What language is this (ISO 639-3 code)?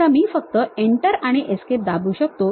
mar